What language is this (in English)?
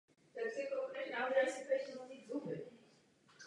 Czech